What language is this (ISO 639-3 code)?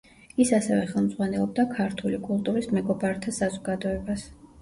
kat